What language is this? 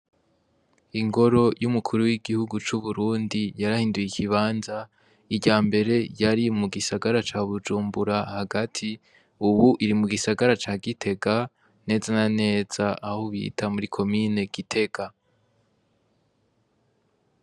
Rundi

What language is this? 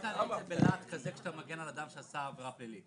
Hebrew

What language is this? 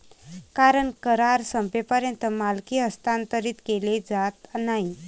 Marathi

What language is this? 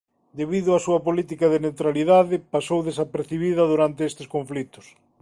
Galician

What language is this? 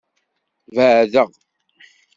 Kabyle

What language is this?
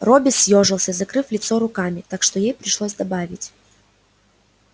Russian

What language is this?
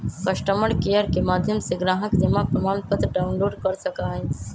Magahi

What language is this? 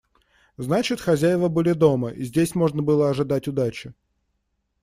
Russian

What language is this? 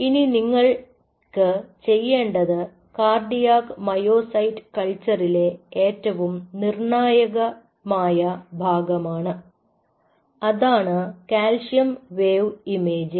Malayalam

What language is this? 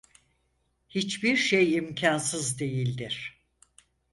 Turkish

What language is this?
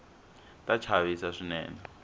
Tsonga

